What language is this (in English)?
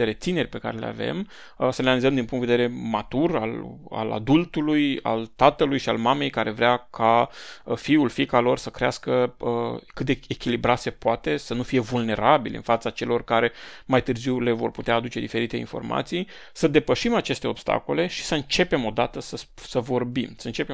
Romanian